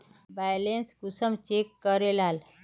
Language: Magahi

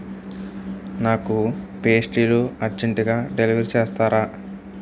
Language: Telugu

